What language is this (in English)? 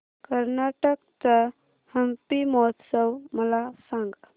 Marathi